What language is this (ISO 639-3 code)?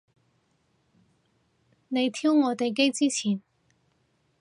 yue